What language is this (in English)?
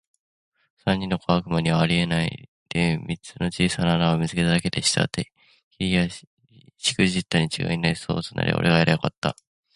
Japanese